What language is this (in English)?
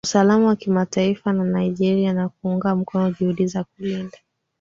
Swahili